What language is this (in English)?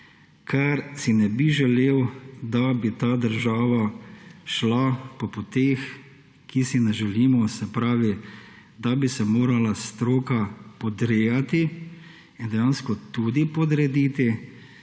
Slovenian